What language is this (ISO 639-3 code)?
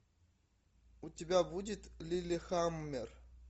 rus